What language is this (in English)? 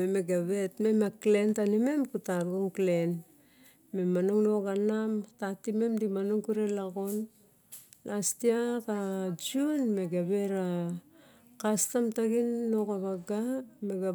Barok